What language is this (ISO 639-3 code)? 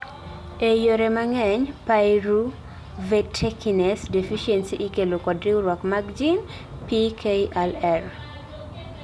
luo